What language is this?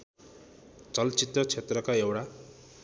Nepali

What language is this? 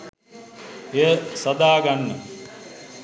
Sinhala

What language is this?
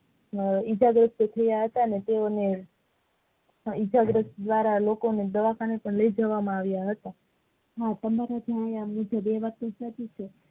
Gujarati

